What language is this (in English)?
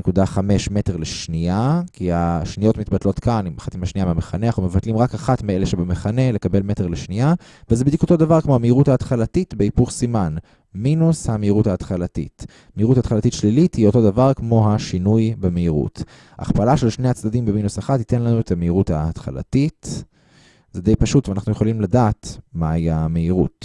Hebrew